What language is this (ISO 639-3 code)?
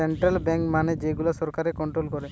ben